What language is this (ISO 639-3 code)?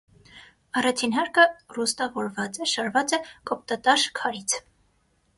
hye